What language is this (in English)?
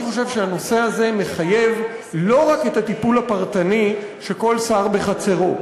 Hebrew